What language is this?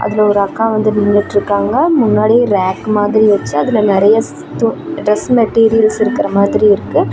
Tamil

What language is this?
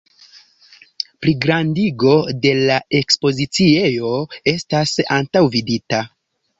Esperanto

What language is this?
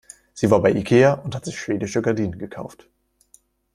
German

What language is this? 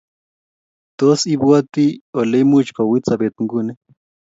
Kalenjin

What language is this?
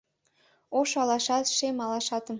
Mari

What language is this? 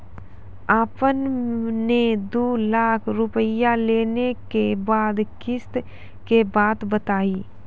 Maithili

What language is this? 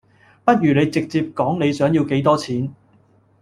Cantonese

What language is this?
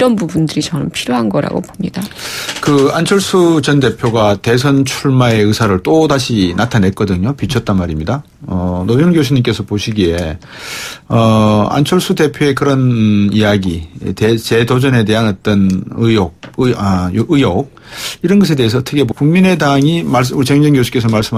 Korean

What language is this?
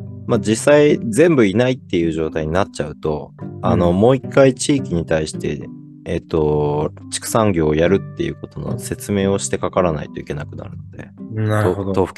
Japanese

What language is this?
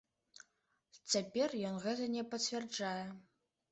Belarusian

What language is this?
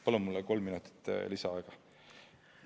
Estonian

